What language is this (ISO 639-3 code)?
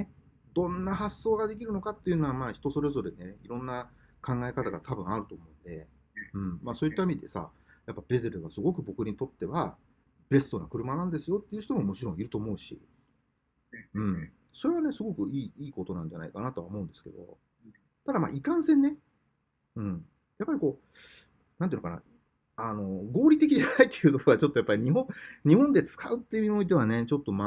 jpn